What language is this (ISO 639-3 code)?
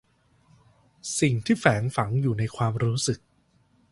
tha